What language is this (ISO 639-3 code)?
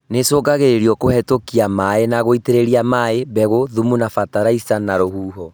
kik